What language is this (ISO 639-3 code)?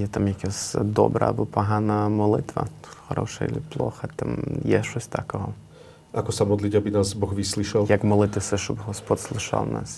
slk